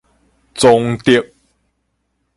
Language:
Min Nan Chinese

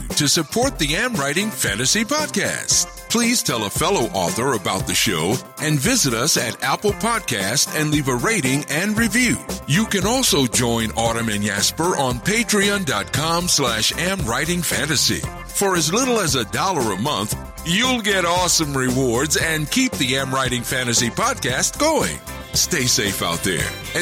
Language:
English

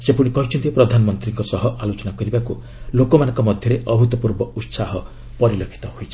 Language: Odia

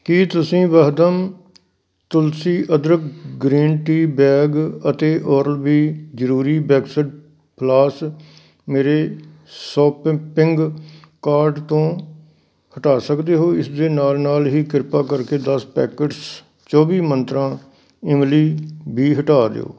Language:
Punjabi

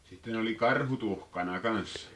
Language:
Finnish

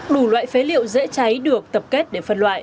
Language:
Vietnamese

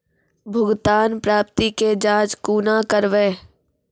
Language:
Maithili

